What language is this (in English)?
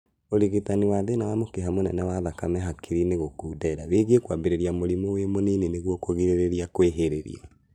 Kikuyu